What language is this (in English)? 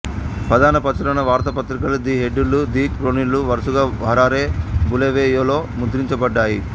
Telugu